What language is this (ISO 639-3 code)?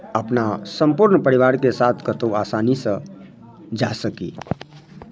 mai